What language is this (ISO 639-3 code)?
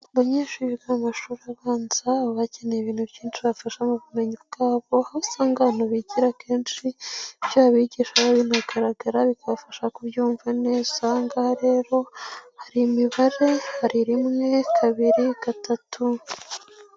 kin